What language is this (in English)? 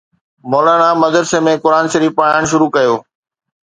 Sindhi